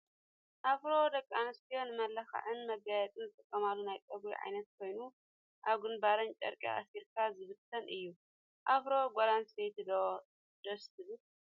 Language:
Tigrinya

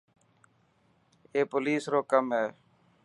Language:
Dhatki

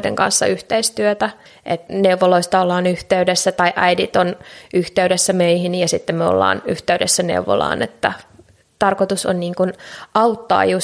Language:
Finnish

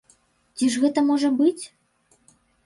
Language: Belarusian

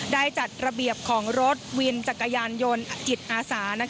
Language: Thai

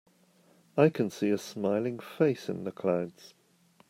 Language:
English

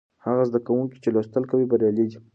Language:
Pashto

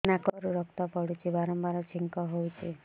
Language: Odia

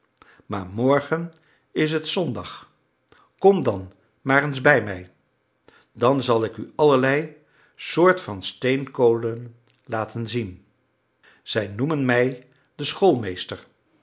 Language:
Dutch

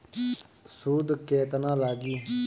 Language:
Bhojpuri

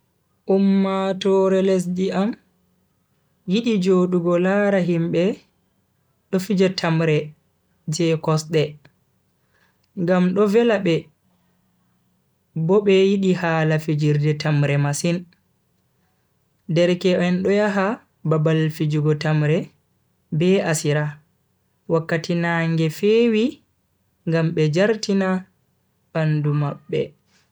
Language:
Bagirmi Fulfulde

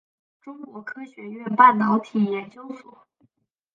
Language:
Chinese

